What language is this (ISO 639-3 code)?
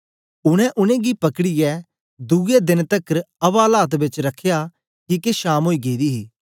doi